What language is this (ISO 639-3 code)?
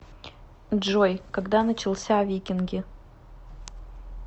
rus